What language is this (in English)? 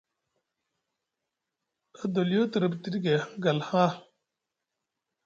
Musgu